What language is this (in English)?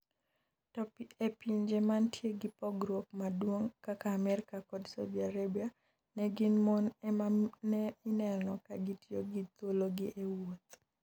Luo (Kenya and Tanzania)